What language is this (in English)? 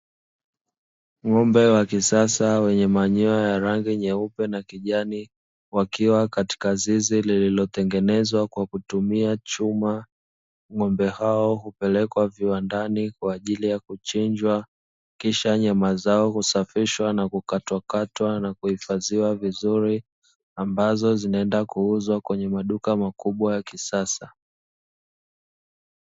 Swahili